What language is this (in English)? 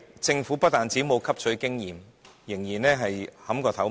Cantonese